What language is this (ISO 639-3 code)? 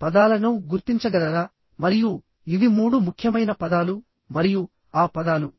tel